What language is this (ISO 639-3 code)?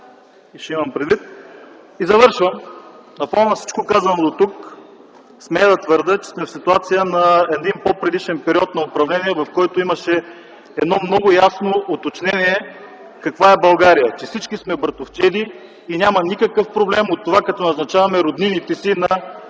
bul